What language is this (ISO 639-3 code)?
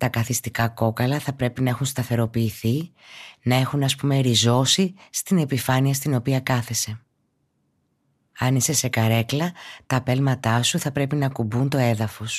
ell